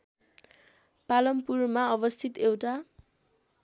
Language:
Nepali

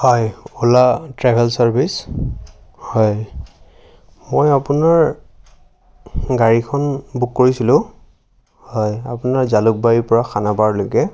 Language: Assamese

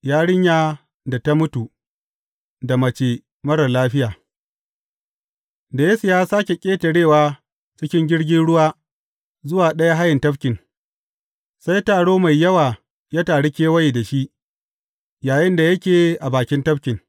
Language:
Hausa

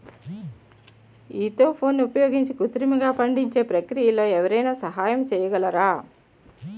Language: Telugu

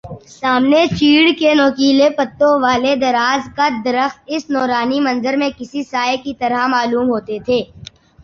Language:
Urdu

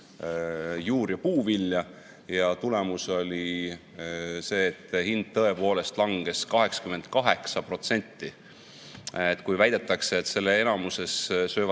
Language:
Estonian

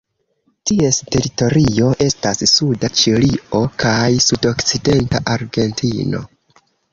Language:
Esperanto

